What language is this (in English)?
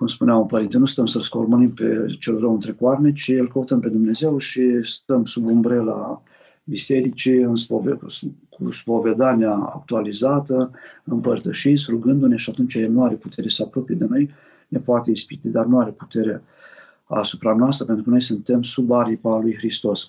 Romanian